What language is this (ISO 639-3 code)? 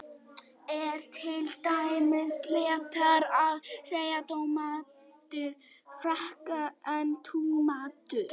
isl